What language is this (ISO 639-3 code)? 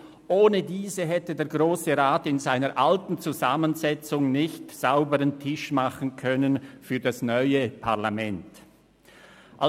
gsw